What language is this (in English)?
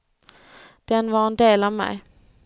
Swedish